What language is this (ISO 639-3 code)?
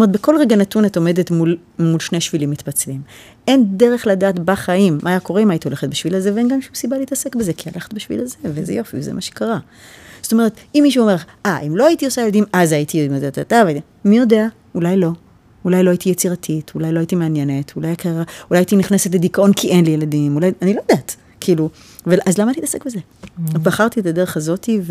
heb